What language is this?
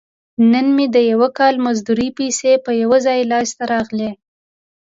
Pashto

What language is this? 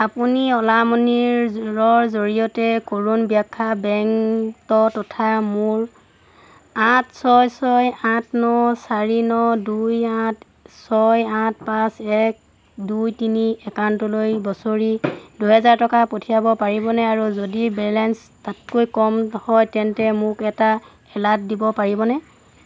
Assamese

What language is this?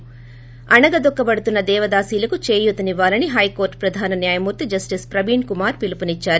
Telugu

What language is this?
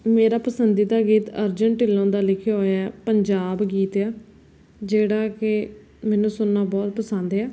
Punjabi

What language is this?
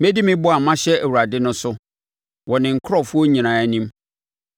Akan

